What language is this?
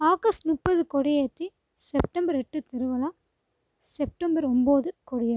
Tamil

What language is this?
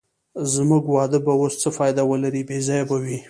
Pashto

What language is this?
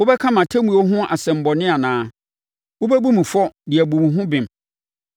Akan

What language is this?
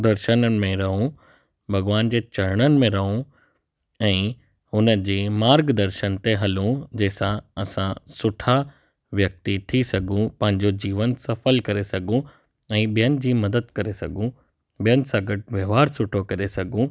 Sindhi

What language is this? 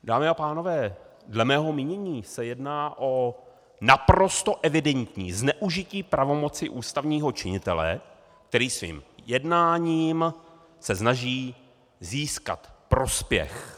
Czech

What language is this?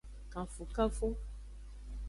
Aja (Benin)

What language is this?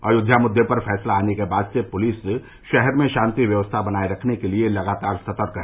Hindi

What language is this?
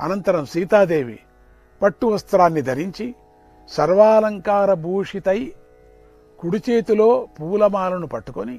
Indonesian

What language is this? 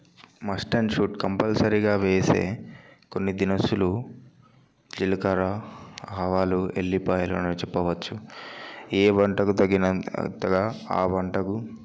Telugu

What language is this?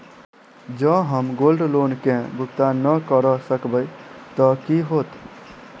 Maithili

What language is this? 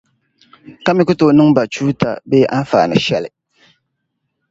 Dagbani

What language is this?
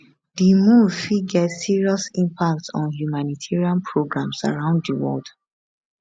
Nigerian Pidgin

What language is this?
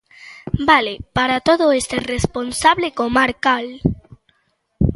Galician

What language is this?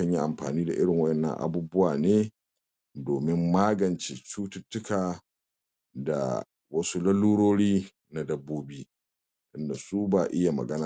Hausa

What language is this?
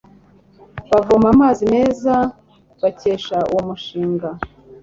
Kinyarwanda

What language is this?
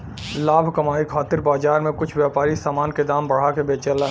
Bhojpuri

